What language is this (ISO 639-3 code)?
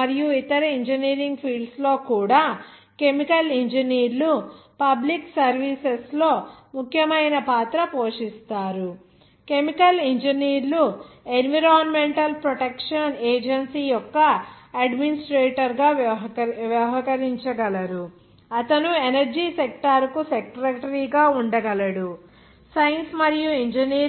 tel